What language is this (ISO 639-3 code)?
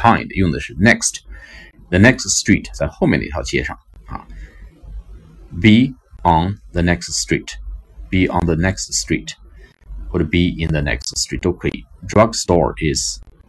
zho